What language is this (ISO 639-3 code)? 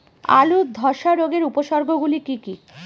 ben